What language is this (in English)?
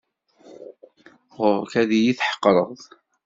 Kabyle